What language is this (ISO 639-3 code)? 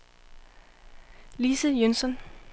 dan